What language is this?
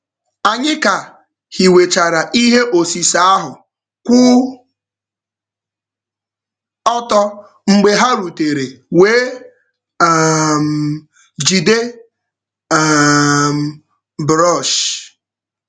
Igbo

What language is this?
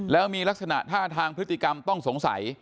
Thai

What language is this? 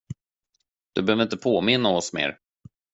Swedish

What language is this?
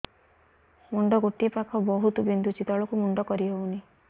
Odia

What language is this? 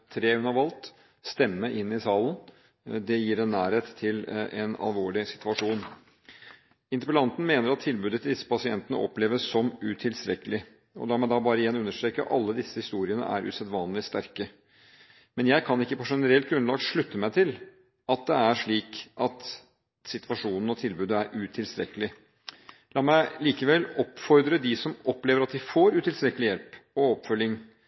Norwegian Bokmål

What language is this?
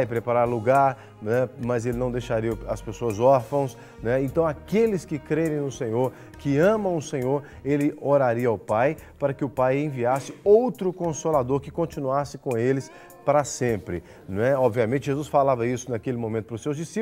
Portuguese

